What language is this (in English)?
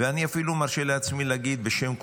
Hebrew